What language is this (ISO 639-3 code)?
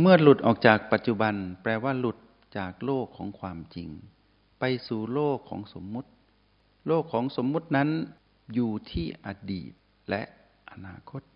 tha